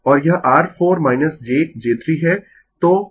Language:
Hindi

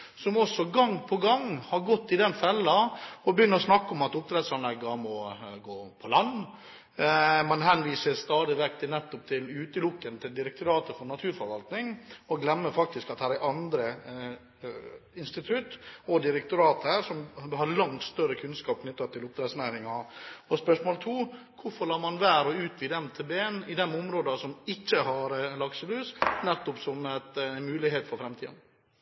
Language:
Norwegian Bokmål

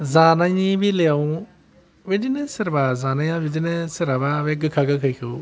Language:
Bodo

